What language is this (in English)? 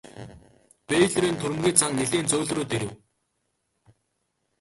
Mongolian